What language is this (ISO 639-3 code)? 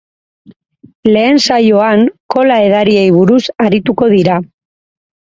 eus